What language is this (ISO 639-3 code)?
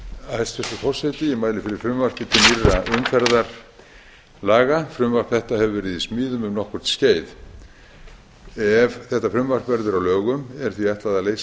isl